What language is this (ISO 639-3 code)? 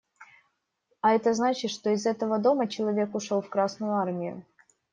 rus